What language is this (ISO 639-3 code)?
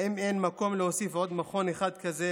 heb